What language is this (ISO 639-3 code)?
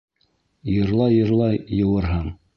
bak